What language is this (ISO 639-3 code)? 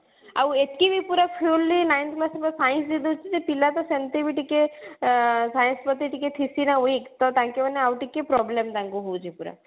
ori